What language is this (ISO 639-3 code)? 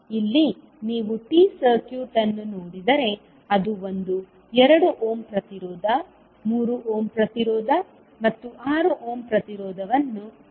kan